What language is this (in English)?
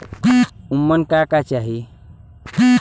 Bhojpuri